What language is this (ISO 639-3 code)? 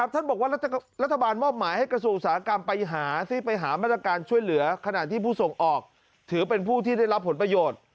tha